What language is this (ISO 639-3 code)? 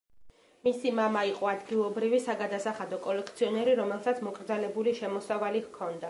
kat